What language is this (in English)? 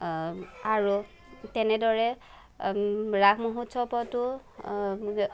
Assamese